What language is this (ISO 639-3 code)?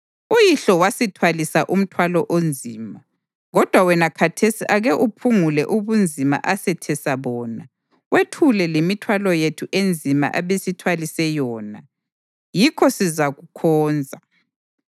nde